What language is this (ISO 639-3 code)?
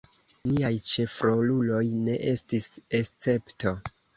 epo